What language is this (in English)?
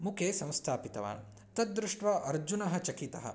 Sanskrit